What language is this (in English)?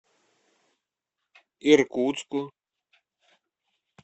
Russian